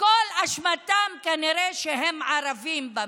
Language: Hebrew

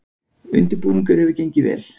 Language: Icelandic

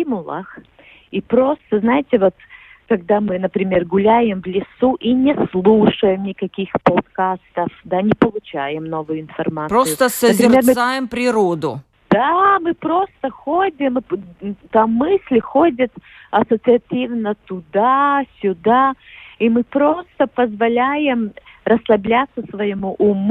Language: Russian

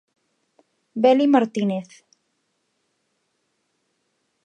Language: Galician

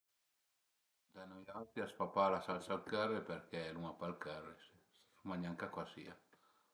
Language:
Piedmontese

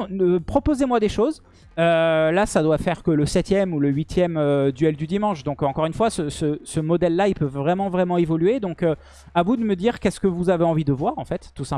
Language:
French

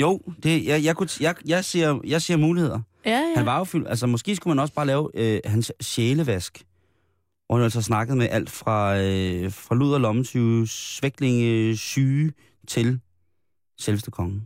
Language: Danish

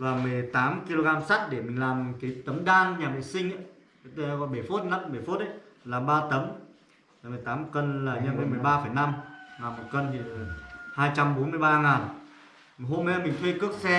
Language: Vietnamese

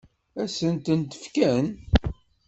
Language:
Kabyle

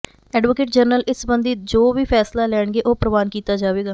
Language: Punjabi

